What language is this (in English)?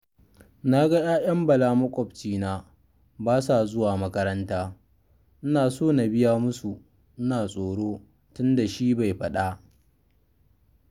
Hausa